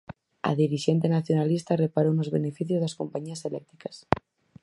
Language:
Galician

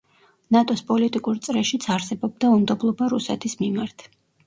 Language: Georgian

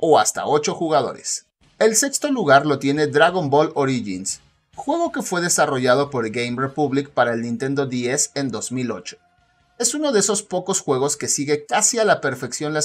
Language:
Spanish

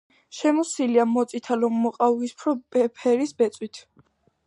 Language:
Georgian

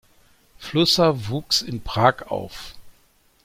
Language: German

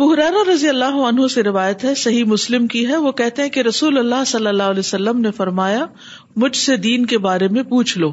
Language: Urdu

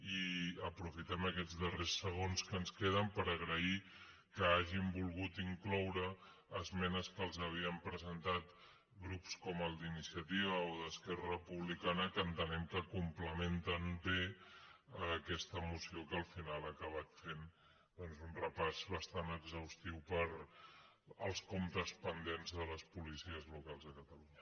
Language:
Catalan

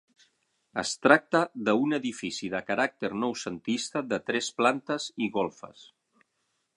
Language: Catalan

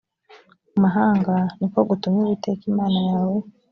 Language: Kinyarwanda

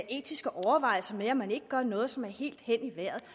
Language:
Danish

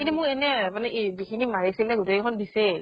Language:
Assamese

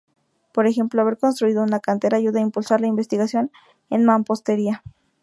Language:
Spanish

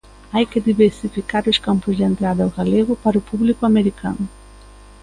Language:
Galician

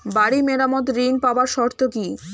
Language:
Bangla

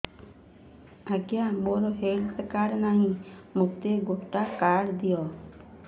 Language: Odia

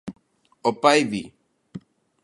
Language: Galician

